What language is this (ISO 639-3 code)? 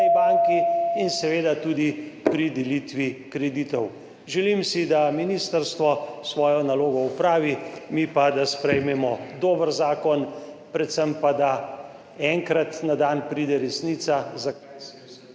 slv